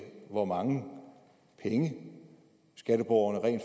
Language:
Danish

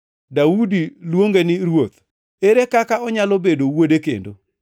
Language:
Luo (Kenya and Tanzania)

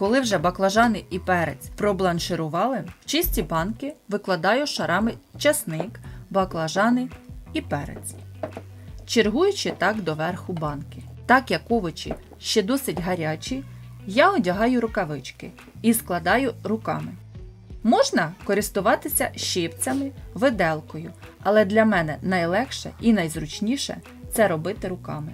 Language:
Ukrainian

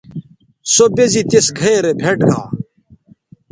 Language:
Bateri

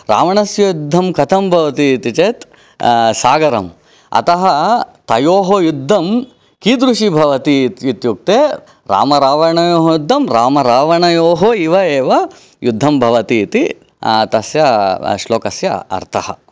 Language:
Sanskrit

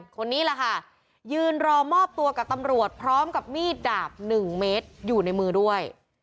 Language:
Thai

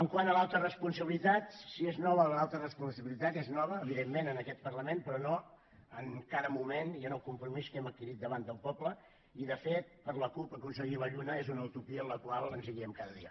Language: Catalan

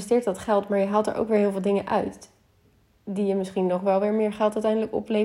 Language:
Dutch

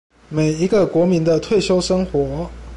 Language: Chinese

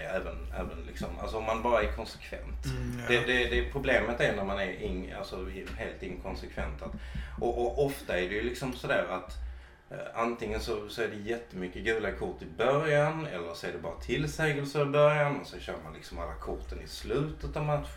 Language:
Swedish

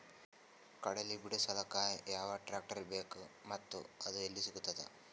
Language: Kannada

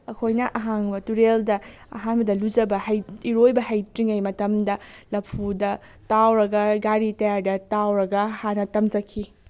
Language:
Manipuri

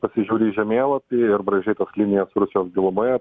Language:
Lithuanian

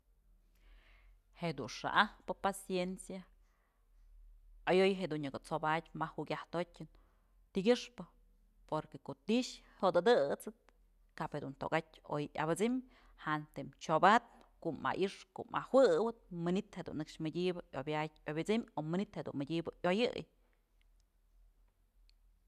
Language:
Mazatlán Mixe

